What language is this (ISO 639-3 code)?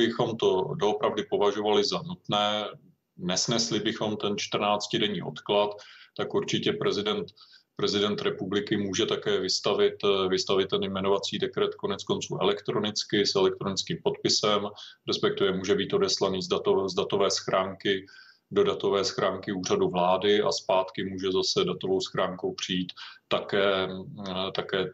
ces